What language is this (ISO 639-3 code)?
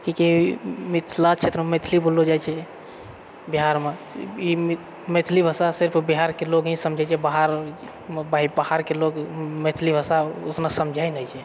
mai